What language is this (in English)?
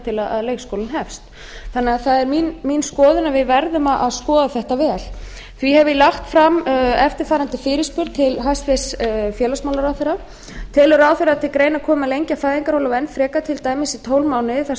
Icelandic